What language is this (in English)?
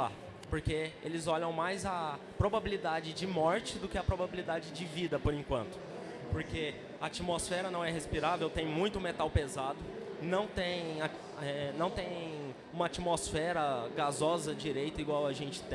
Portuguese